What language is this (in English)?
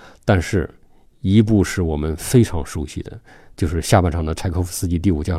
Chinese